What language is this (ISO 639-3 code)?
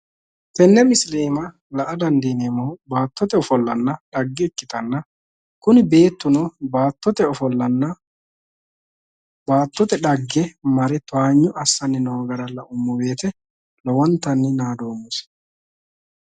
sid